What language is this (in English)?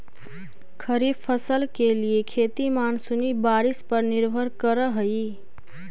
Magahi